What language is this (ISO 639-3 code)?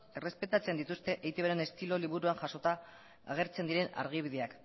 eus